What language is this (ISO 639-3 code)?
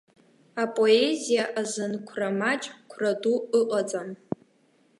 abk